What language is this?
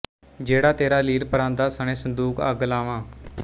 Punjabi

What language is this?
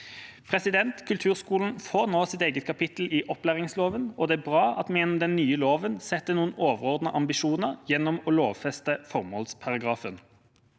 Norwegian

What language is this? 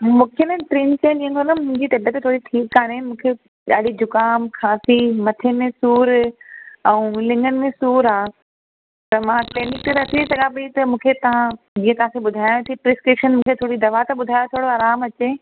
Sindhi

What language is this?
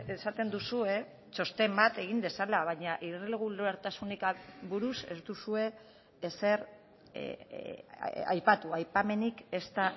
Basque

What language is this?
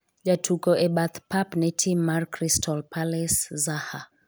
Luo (Kenya and Tanzania)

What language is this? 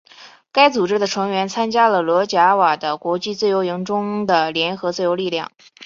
Chinese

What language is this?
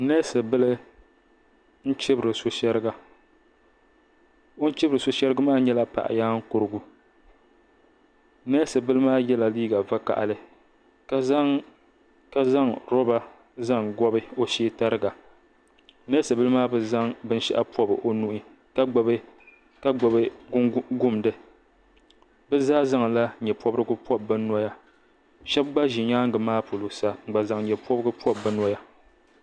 Dagbani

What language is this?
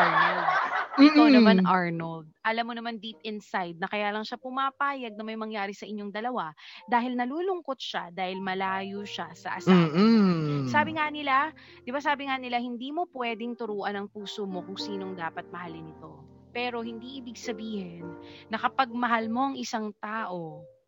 Filipino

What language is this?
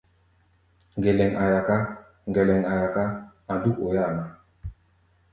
Gbaya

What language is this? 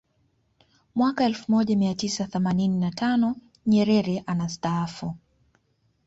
Swahili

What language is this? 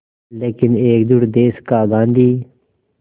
Hindi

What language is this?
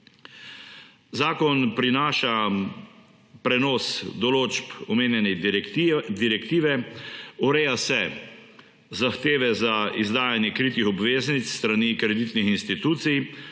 Slovenian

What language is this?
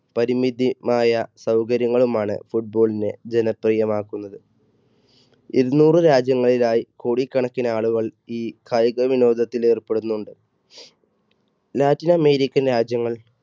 Malayalam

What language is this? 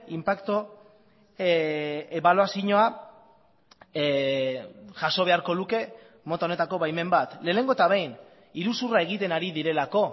Basque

